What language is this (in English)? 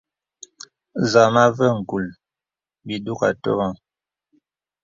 Bebele